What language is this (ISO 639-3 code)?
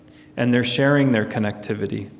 eng